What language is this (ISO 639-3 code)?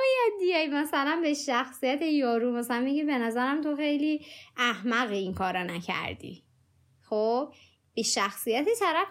fas